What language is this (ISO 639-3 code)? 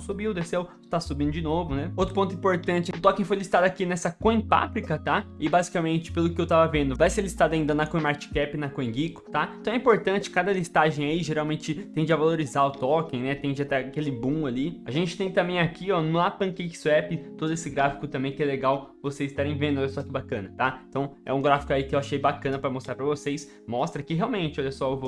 por